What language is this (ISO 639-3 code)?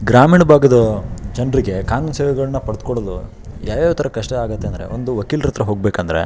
kan